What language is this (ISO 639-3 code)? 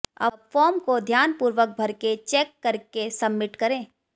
hin